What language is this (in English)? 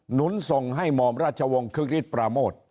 Thai